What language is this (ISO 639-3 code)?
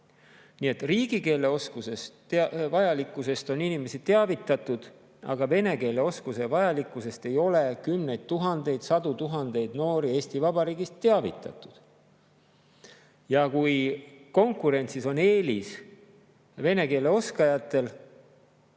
est